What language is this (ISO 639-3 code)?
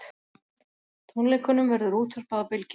isl